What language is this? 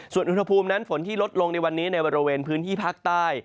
Thai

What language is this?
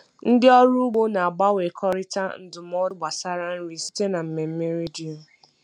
Igbo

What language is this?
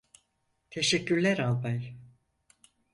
Turkish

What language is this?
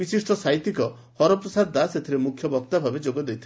Odia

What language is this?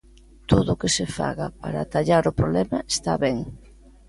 Galician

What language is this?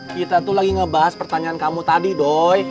Indonesian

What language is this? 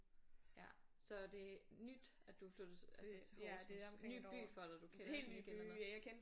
Danish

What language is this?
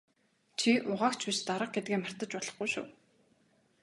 Mongolian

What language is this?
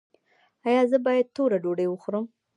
Pashto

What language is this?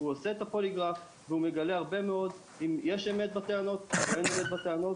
Hebrew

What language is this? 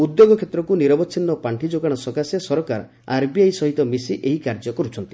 Odia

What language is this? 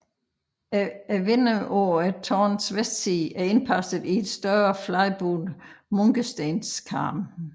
Danish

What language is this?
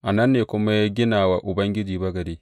Hausa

